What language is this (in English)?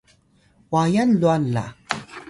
Atayal